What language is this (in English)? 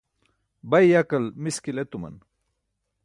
Burushaski